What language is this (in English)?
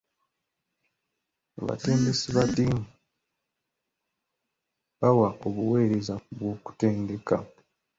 Ganda